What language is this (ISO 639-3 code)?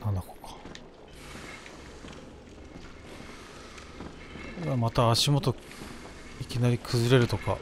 jpn